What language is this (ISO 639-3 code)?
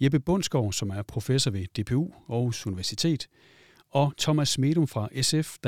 dan